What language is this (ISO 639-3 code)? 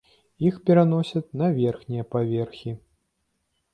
bel